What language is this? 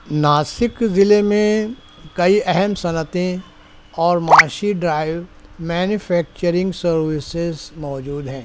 Urdu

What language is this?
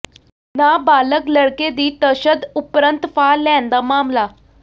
Punjabi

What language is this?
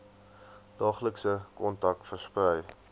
Afrikaans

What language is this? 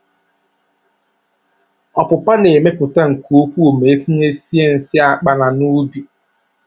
Igbo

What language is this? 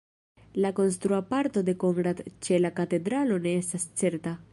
Esperanto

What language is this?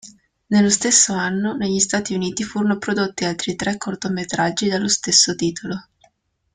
Italian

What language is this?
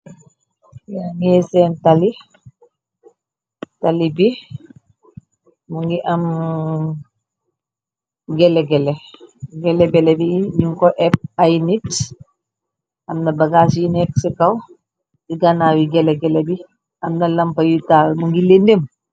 Wolof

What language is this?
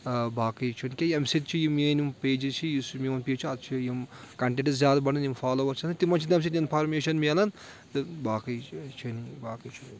Kashmiri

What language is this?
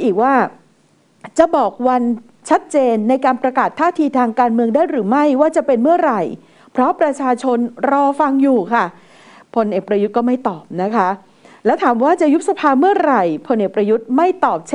Thai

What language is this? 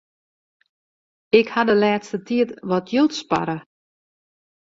Western Frisian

